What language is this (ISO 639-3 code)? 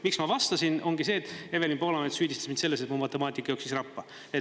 est